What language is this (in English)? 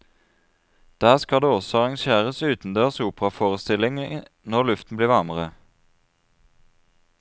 Norwegian